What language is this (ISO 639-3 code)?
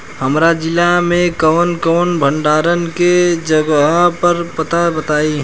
bho